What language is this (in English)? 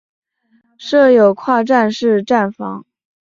Chinese